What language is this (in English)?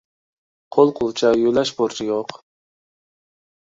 Uyghur